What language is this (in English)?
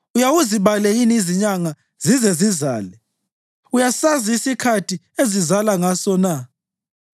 North Ndebele